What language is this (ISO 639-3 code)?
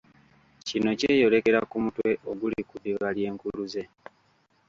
lug